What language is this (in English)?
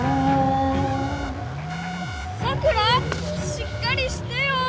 Japanese